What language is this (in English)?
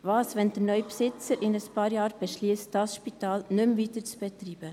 Swiss German